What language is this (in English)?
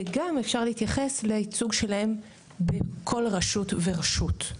Hebrew